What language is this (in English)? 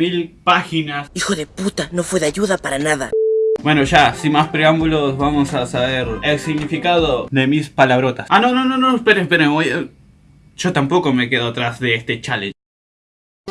Spanish